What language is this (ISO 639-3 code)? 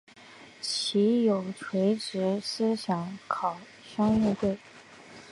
zho